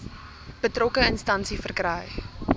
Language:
Afrikaans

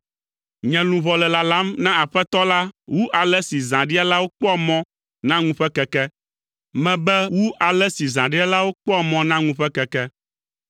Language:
Ewe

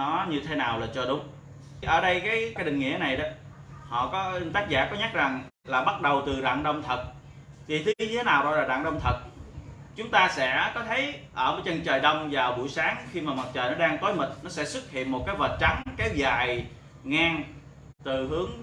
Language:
Vietnamese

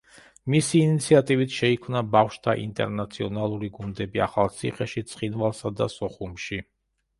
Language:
Georgian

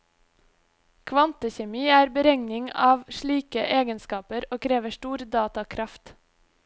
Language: Norwegian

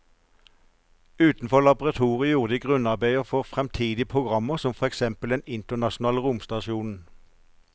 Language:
Norwegian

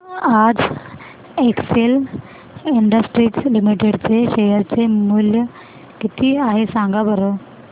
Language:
Marathi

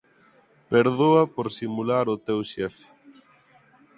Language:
Galician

